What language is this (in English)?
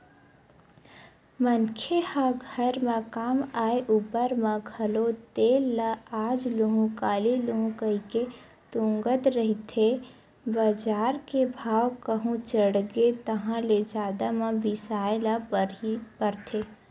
Chhattisgarhi